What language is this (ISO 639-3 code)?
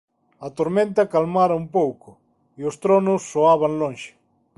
glg